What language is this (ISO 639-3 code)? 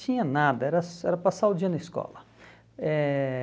por